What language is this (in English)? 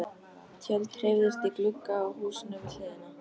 Icelandic